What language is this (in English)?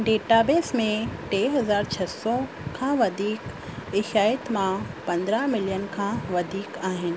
Sindhi